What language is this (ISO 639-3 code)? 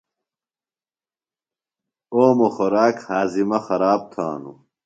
phl